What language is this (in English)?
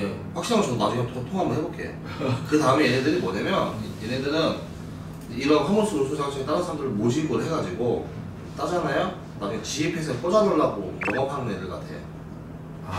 Korean